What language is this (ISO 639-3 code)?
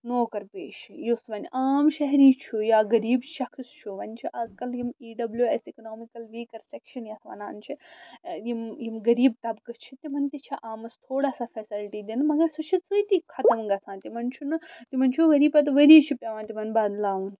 kas